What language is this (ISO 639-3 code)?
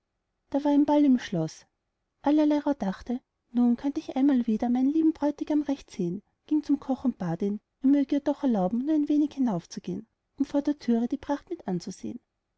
deu